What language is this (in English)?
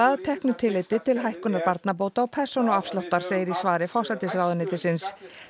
Icelandic